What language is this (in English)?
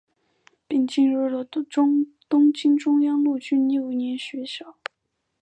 Chinese